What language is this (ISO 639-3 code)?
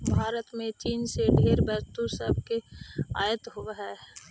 mag